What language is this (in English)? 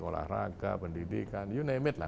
Indonesian